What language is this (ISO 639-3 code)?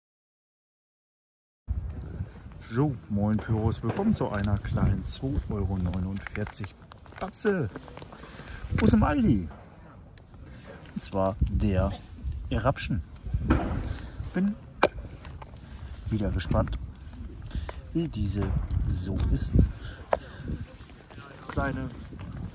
deu